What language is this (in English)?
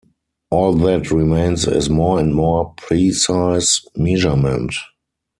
English